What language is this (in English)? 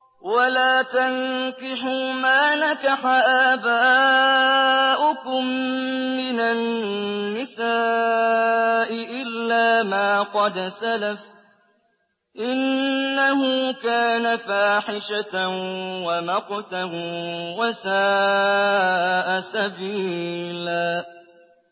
Arabic